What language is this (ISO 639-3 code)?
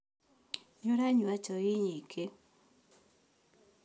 kik